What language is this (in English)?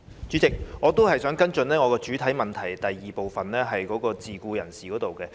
Cantonese